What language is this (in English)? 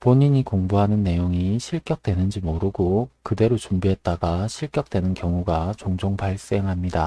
Korean